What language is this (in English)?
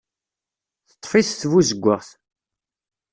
Kabyle